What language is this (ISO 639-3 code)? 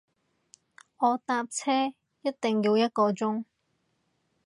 yue